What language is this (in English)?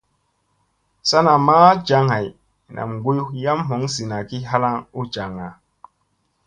Musey